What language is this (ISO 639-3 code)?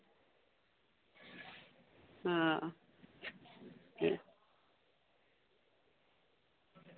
doi